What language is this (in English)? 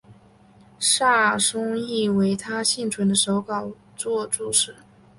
Chinese